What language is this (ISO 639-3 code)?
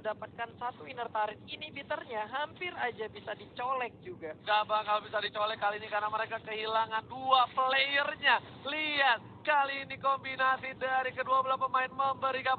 ind